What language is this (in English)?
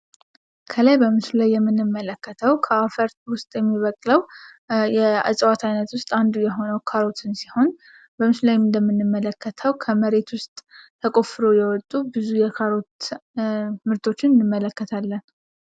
Amharic